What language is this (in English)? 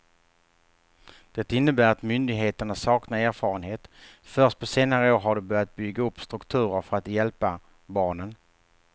Swedish